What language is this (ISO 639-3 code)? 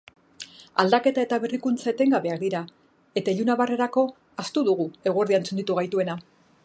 eus